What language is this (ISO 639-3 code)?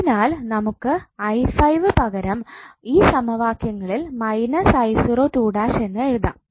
mal